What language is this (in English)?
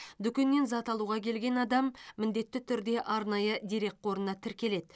Kazakh